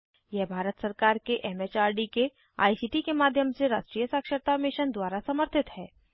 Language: Hindi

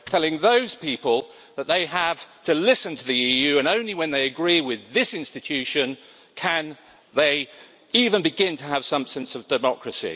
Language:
English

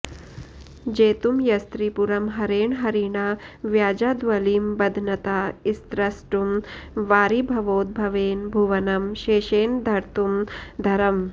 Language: Sanskrit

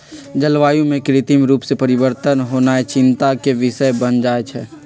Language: Magahi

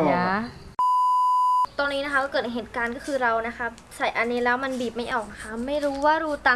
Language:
Thai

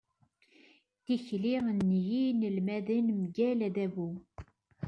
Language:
Kabyle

